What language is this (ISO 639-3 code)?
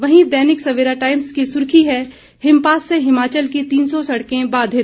hin